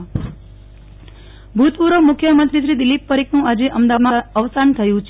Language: Gujarati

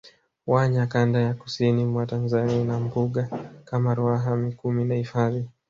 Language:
Swahili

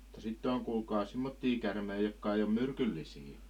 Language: Finnish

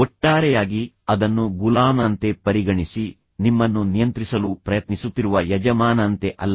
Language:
Kannada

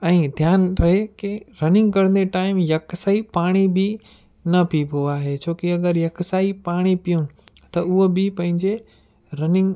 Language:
Sindhi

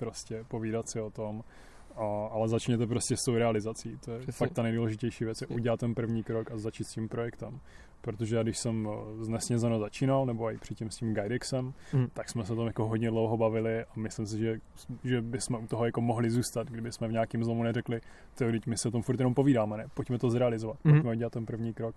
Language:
Czech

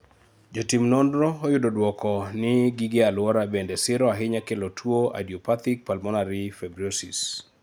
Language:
Luo (Kenya and Tanzania)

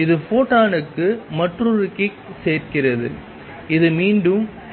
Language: Tamil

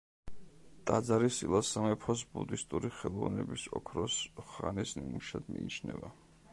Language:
Georgian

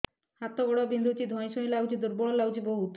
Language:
Odia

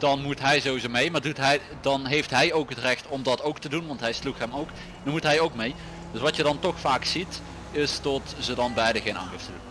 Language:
Dutch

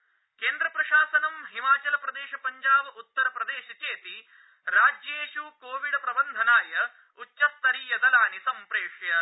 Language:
Sanskrit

